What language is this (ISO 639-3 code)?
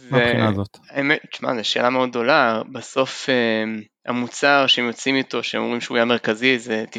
heb